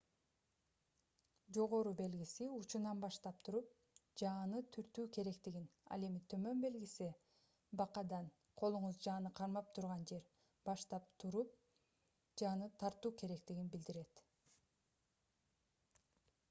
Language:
Kyrgyz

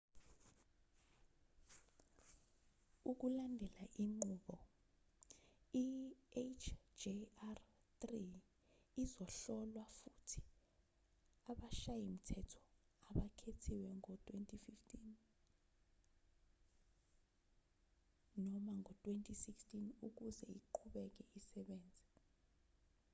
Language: Zulu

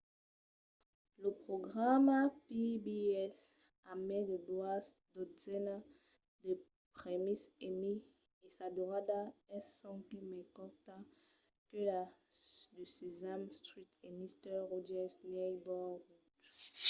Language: Occitan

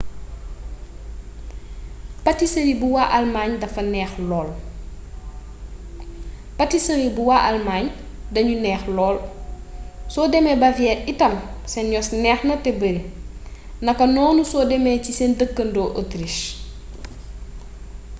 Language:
Wolof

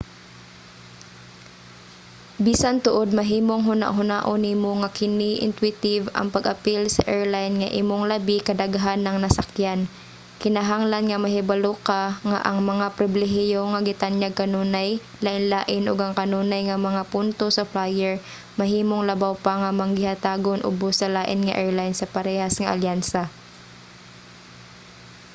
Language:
Cebuano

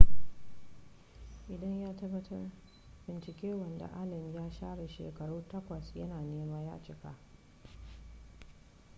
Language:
Hausa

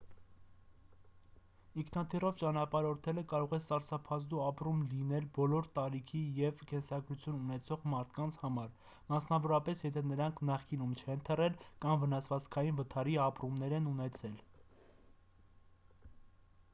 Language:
Armenian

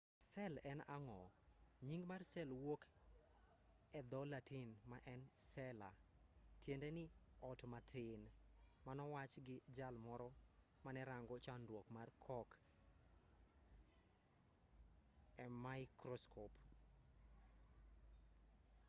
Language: Luo (Kenya and Tanzania)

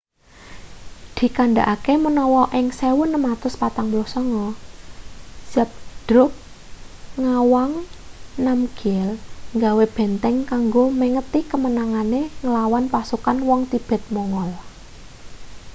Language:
Javanese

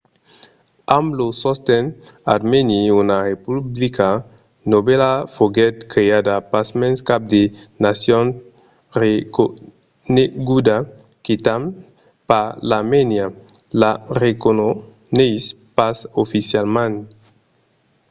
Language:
Occitan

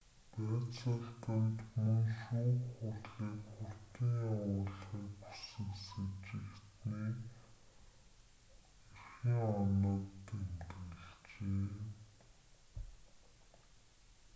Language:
Mongolian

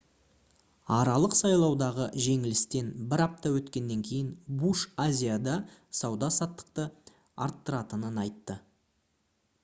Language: Kazakh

